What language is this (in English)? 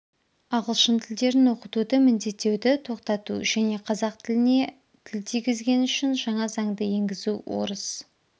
Kazakh